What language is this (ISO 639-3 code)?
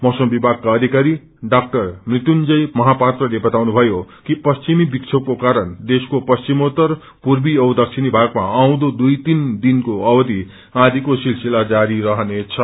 nep